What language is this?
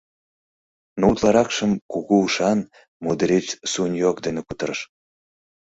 Mari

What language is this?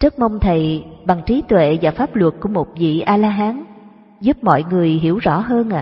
Vietnamese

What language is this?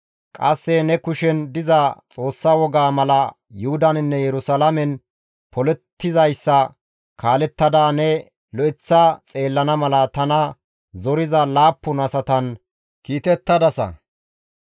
Gamo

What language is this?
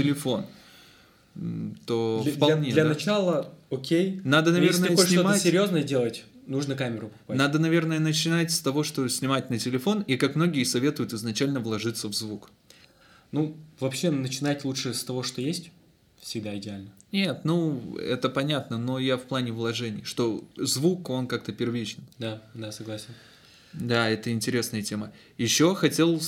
Russian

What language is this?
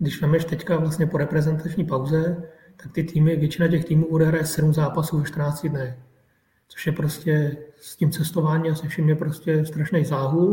Czech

